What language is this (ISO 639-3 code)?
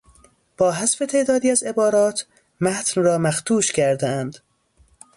fas